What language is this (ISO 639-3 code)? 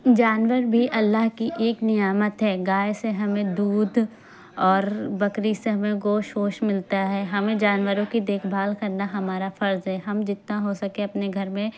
urd